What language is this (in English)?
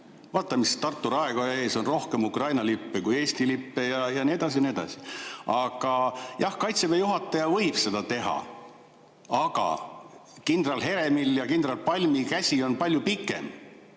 Estonian